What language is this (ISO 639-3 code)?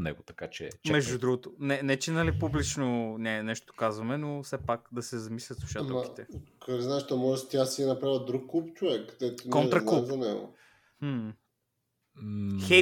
bul